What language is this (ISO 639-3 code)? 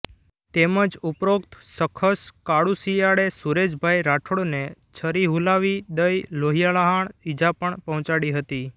guj